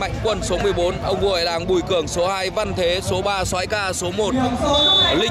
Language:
Vietnamese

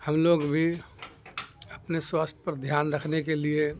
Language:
Urdu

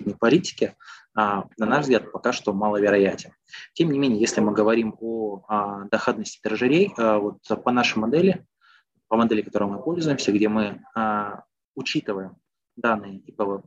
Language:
Russian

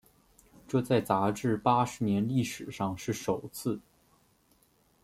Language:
Chinese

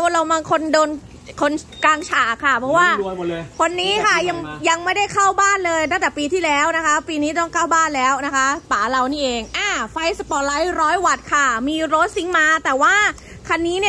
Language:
Thai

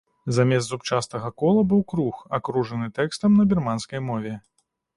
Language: Belarusian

